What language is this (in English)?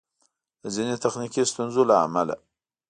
Pashto